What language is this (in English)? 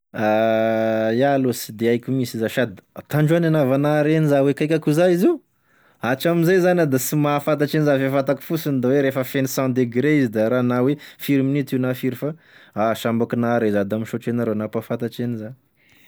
Tesaka Malagasy